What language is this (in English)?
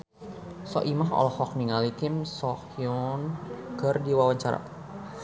Sundanese